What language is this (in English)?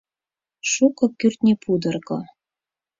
Mari